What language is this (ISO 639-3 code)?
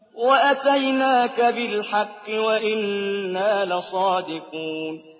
ara